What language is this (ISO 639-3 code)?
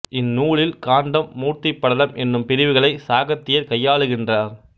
tam